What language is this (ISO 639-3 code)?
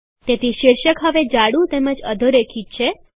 guj